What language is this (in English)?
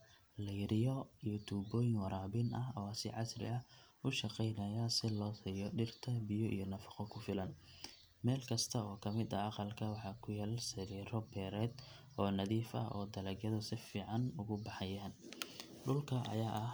Somali